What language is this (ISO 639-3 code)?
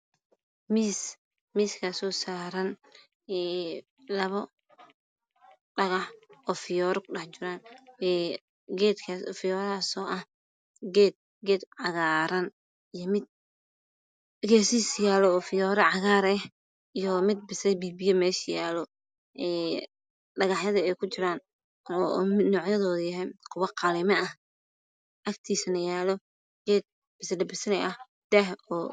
som